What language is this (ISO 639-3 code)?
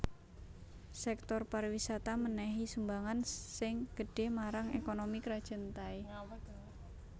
jav